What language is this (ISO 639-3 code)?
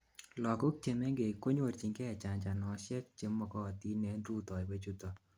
kln